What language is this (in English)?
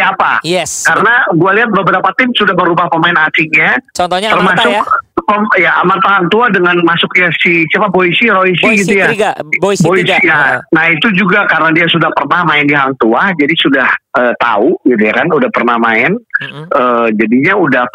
Indonesian